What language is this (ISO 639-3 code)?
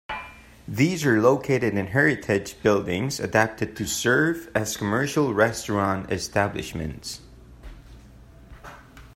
eng